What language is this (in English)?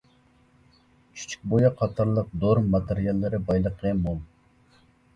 Uyghur